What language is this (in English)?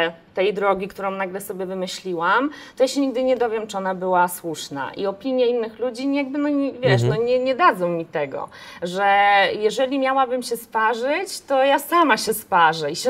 Polish